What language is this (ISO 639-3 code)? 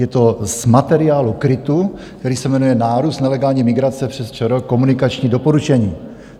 ces